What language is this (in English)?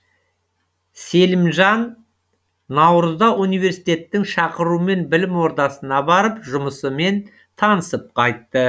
Kazakh